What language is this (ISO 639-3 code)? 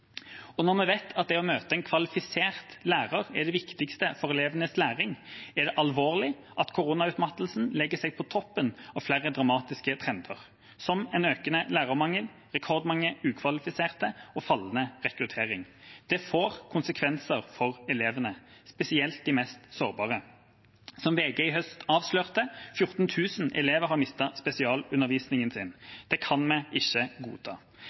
nob